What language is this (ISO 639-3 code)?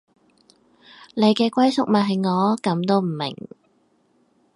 yue